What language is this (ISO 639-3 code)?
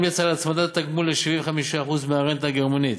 heb